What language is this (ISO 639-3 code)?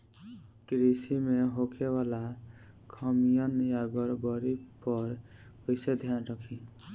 bho